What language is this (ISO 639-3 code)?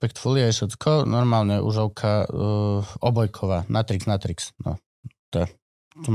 slk